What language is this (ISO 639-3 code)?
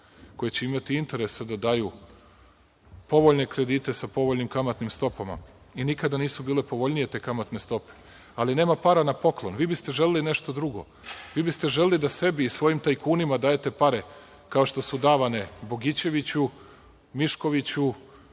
srp